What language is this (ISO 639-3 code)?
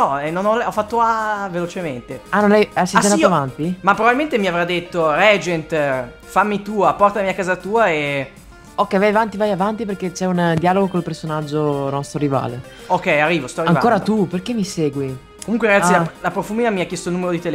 ita